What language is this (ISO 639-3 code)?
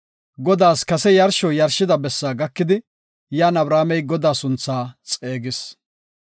gof